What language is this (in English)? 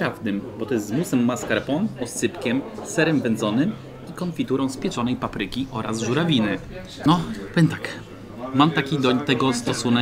Polish